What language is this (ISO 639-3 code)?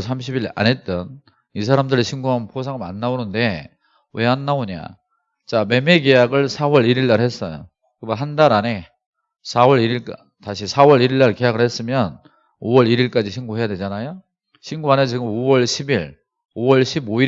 kor